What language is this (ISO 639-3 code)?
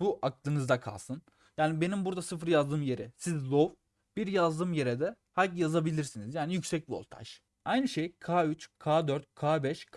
tur